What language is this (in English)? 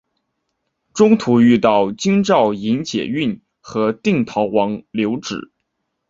Chinese